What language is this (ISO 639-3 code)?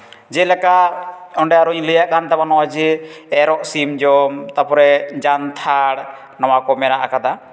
sat